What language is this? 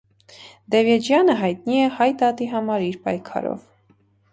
Armenian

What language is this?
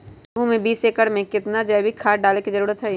Magahi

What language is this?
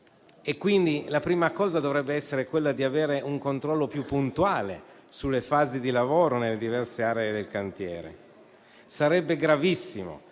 Italian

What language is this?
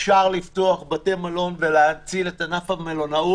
Hebrew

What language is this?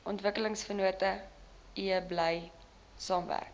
Afrikaans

